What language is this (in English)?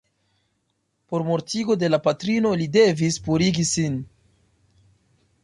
Esperanto